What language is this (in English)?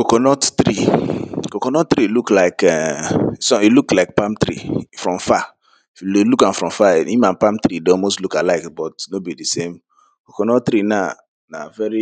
Nigerian Pidgin